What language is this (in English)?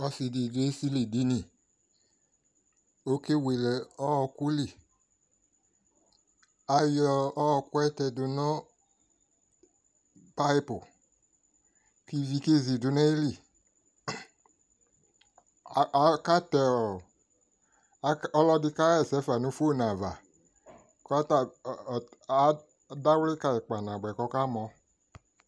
Ikposo